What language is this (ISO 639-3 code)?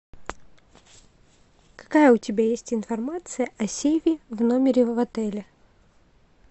rus